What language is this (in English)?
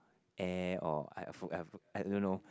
English